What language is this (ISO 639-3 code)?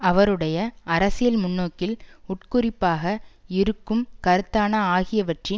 tam